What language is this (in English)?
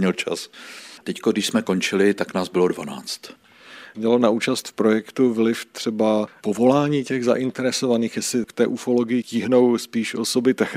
Czech